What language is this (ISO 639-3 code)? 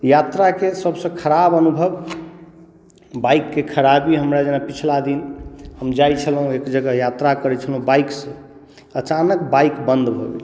mai